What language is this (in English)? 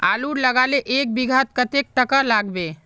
Magahi